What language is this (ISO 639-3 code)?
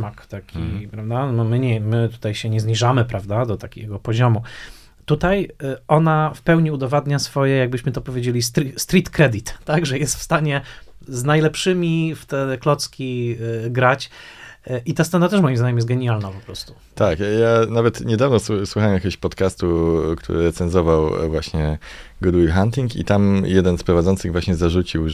pol